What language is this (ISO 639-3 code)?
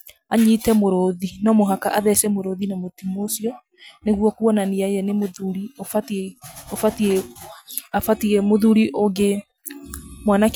kik